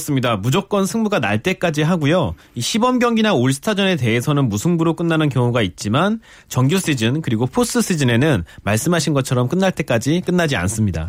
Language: Korean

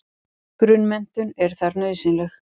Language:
Icelandic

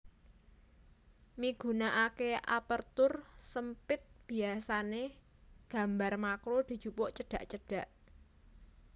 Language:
Javanese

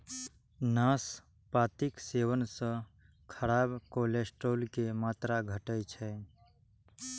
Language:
Maithili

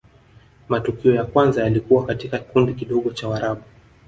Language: Swahili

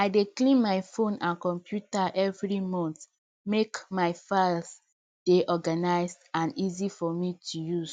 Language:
Nigerian Pidgin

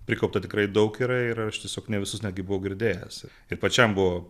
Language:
Lithuanian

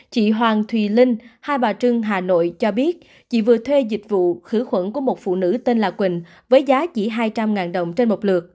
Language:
Vietnamese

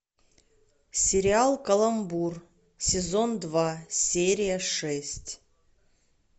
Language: Russian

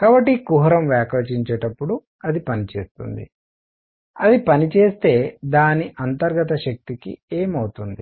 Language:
Telugu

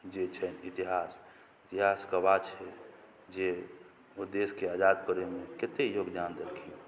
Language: Maithili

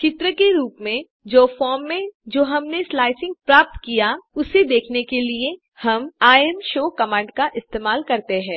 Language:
Hindi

